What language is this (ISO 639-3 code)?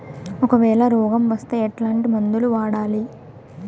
tel